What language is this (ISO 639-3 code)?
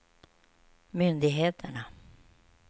swe